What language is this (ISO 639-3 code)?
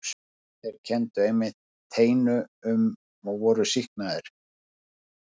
isl